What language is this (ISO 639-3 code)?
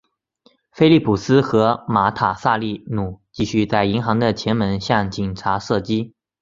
zho